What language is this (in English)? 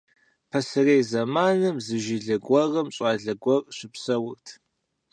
Kabardian